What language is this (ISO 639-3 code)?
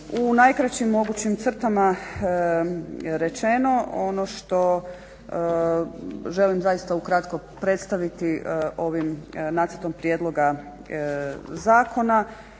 hrv